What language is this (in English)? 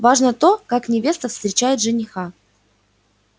Russian